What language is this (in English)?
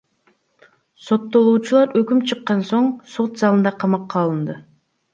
Kyrgyz